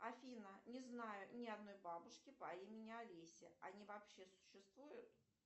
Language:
Russian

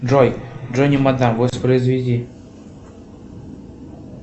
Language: Russian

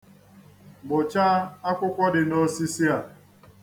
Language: Igbo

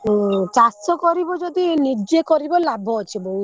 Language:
Odia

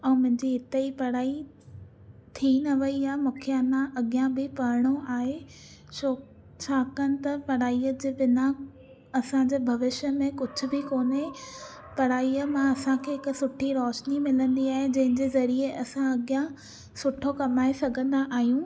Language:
Sindhi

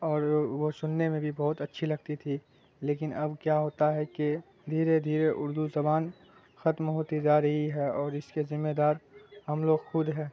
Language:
Urdu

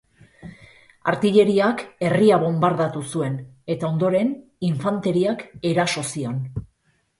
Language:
Basque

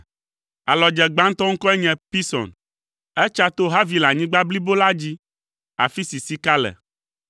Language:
Ewe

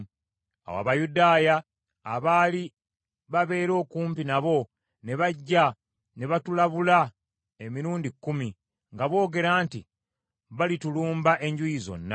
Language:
Ganda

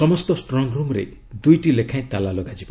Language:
Odia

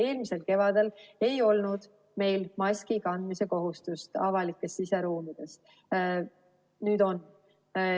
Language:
Estonian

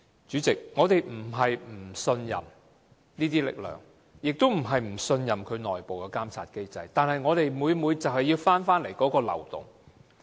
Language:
Cantonese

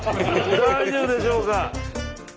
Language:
Japanese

